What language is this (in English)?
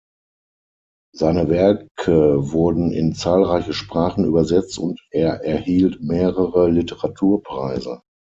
German